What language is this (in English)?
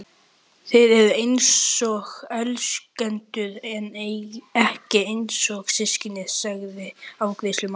Icelandic